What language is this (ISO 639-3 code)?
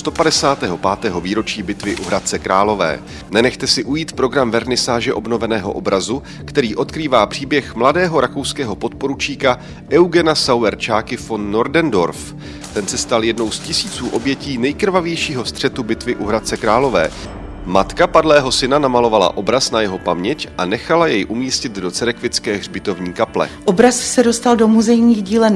ces